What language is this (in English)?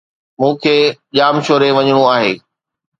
Sindhi